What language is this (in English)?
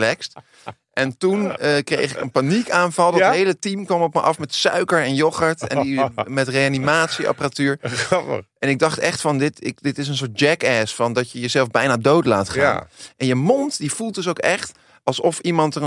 Dutch